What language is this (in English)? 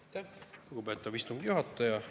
Estonian